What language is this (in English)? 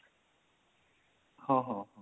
Odia